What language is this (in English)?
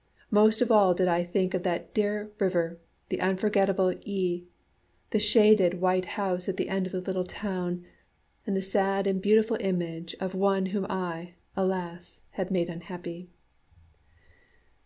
English